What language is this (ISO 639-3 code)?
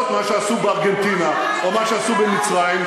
heb